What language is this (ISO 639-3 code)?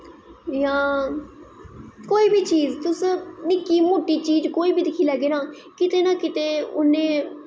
doi